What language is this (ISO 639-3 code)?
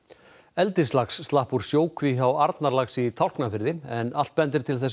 isl